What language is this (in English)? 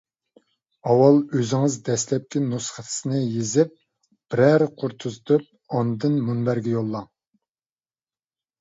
Uyghur